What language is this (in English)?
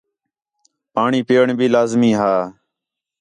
Khetrani